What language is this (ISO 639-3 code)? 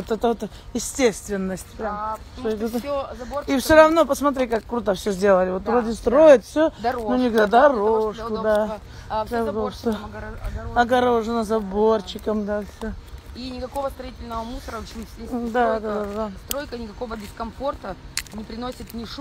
rus